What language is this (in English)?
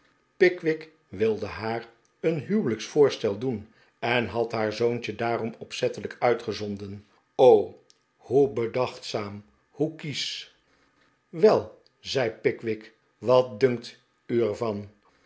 Dutch